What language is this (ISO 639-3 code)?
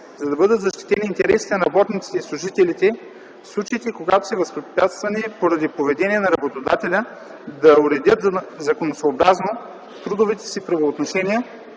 bul